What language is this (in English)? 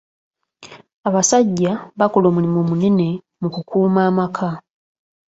Ganda